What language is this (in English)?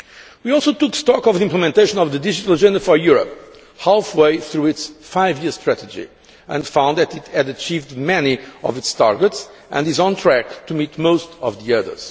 English